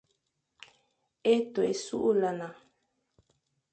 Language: Fang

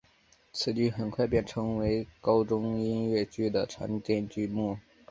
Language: Chinese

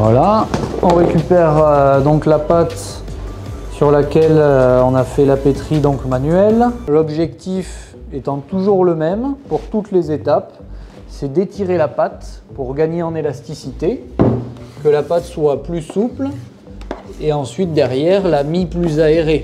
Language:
French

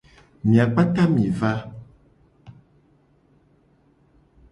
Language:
Gen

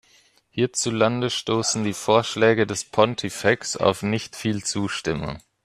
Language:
German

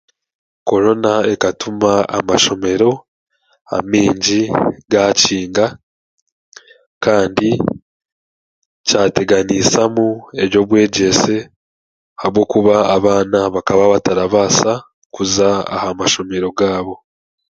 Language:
Chiga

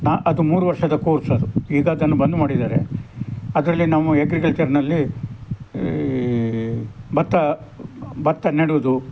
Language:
Kannada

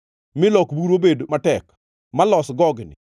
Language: Luo (Kenya and Tanzania)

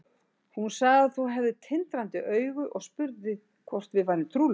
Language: Icelandic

